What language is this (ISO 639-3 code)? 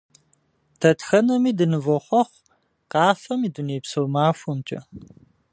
kbd